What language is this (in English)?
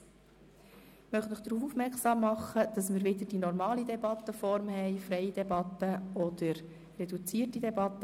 Swiss German